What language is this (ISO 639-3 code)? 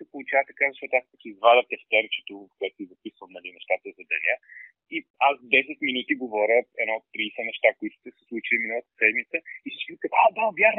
bul